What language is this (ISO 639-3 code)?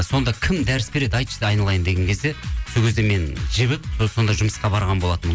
kaz